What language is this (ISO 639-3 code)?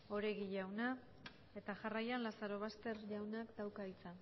eus